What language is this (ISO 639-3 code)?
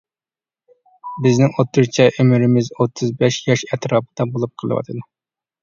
uig